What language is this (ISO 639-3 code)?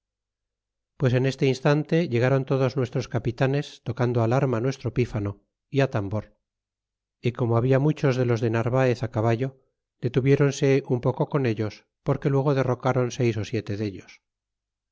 spa